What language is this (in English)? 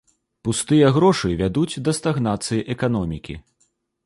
Belarusian